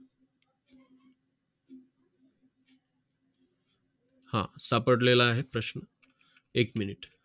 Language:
Marathi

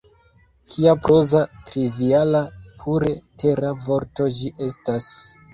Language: Esperanto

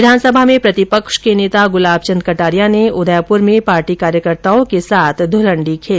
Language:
Hindi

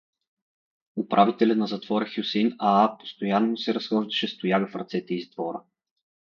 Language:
Bulgarian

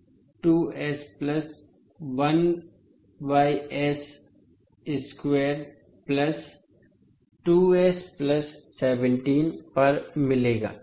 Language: Hindi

